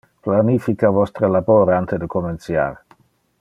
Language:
Interlingua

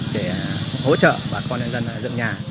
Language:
Vietnamese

